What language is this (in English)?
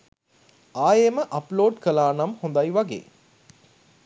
Sinhala